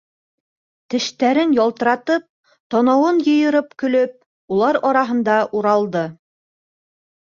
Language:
Bashkir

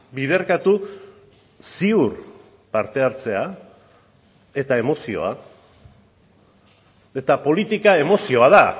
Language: Basque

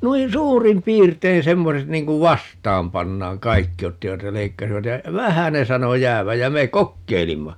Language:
Finnish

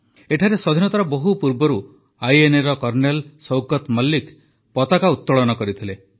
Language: Odia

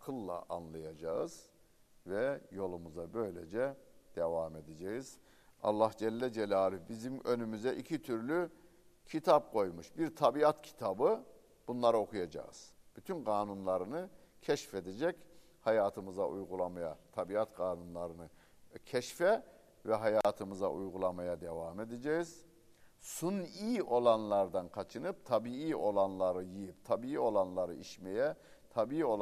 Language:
Turkish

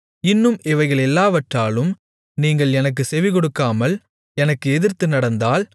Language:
Tamil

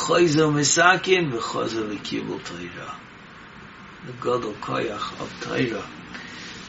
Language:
English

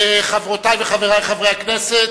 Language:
Hebrew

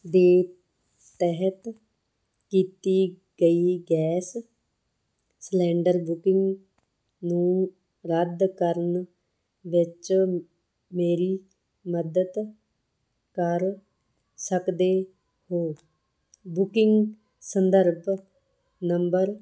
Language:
Punjabi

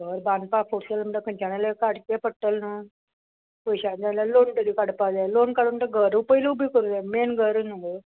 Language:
Konkani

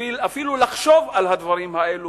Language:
Hebrew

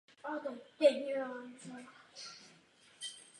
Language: Czech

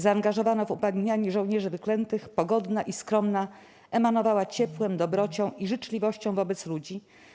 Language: Polish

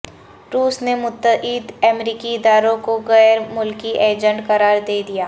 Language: Urdu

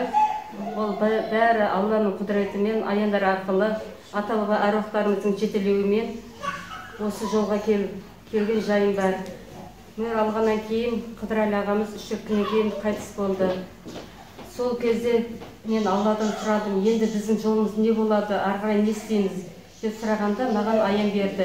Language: Turkish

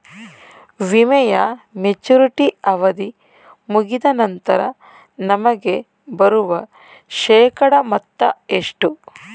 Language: Kannada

